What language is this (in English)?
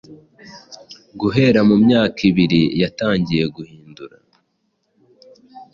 Kinyarwanda